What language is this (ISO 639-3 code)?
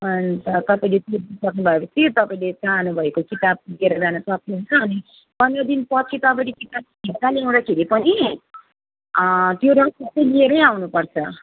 nep